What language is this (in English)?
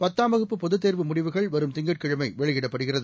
Tamil